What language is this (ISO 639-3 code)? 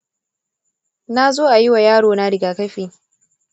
hau